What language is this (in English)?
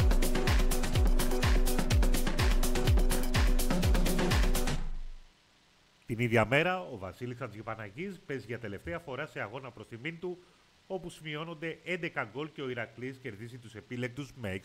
Greek